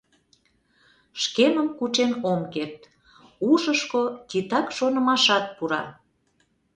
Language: Mari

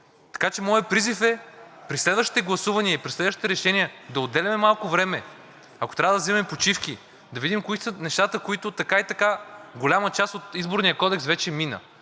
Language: Bulgarian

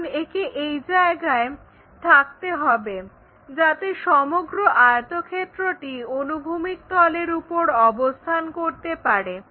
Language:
Bangla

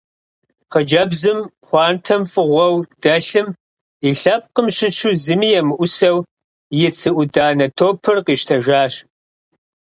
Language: Kabardian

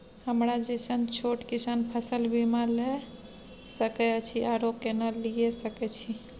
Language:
Maithili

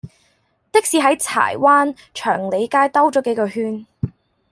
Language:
Cantonese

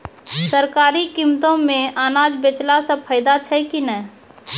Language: Maithili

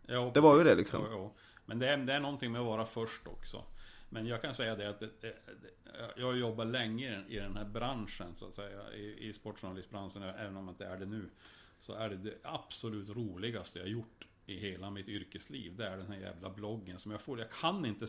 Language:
Swedish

